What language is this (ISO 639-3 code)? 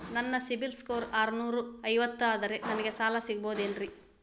kan